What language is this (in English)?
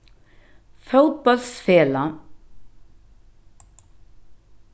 Faroese